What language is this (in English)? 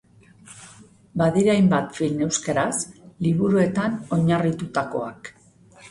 Basque